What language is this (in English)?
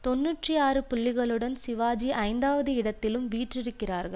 Tamil